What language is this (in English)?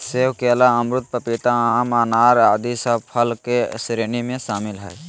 Magahi